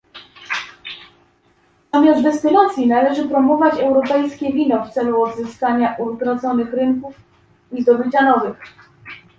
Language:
Polish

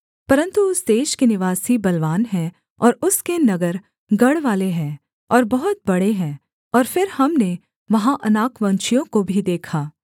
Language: Hindi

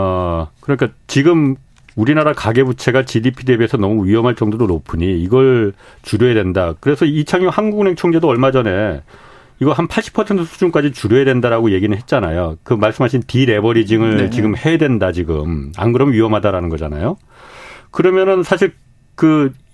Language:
Korean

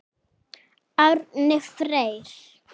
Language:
Icelandic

